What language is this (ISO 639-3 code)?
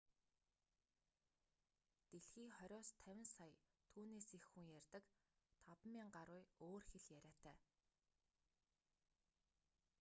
mon